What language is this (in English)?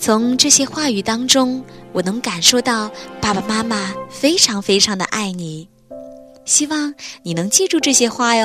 Chinese